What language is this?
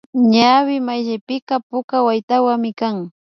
Imbabura Highland Quichua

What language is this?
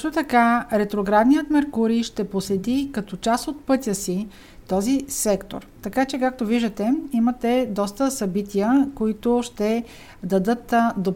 Bulgarian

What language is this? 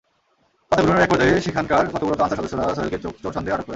Bangla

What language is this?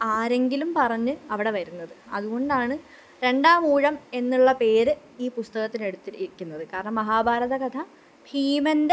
Malayalam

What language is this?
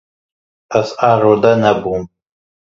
Kurdish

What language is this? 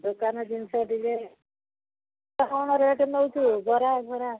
Odia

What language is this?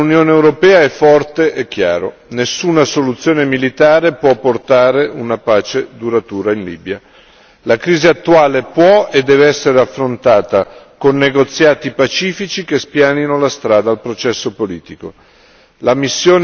Italian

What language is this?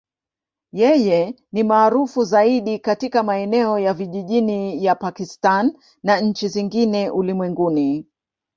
Swahili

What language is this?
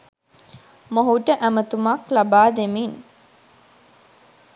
Sinhala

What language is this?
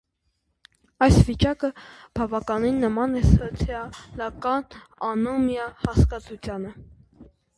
Armenian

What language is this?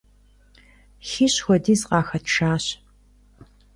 Kabardian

